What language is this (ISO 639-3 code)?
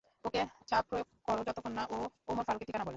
ben